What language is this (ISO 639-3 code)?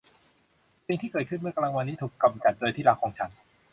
tha